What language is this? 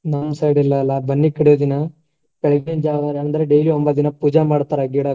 Kannada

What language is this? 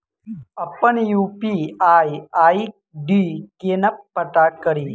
Maithili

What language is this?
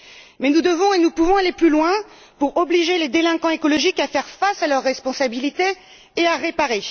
French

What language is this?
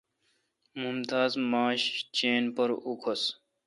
Kalkoti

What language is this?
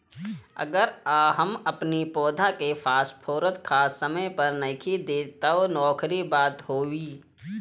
Bhojpuri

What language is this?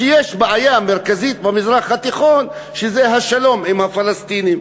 Hebrew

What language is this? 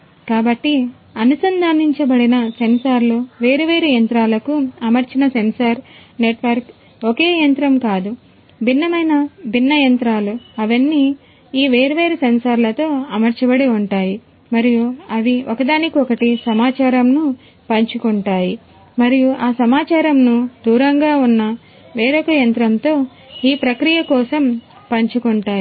Telugu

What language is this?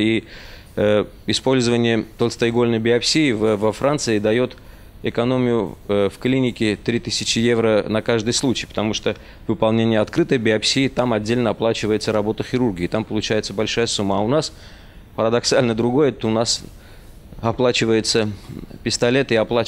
Russian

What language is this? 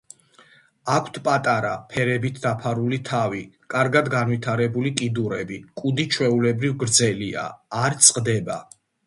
Georgian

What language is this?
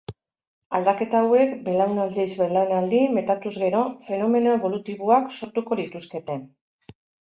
Basque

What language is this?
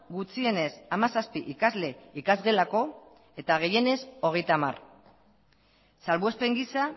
Basque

